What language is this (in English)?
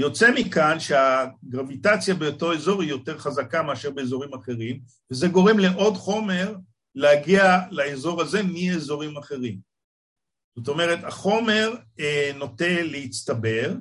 Hebrew